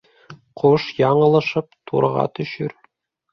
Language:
Bashkir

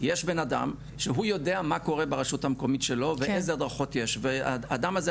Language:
Hebrew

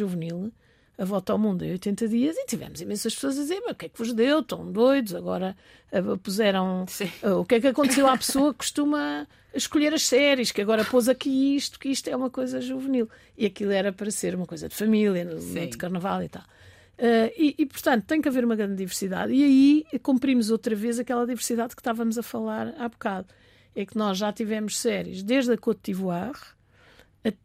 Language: Portuguese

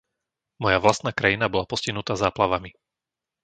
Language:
Slovak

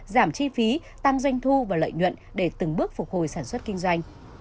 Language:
Vietnamese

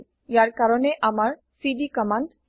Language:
Assamese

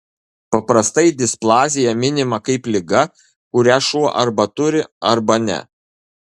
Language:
Lithuanian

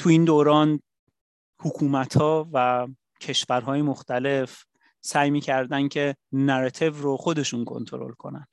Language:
Persian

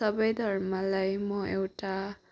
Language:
Nepali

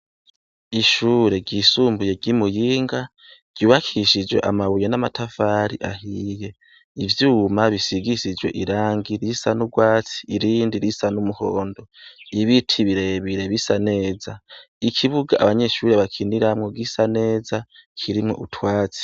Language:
Rundi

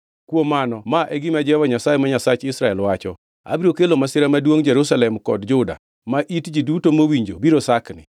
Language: Luo (Kenya and Tanzania)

